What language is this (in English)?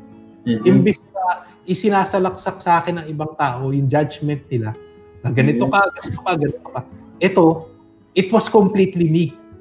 Filipino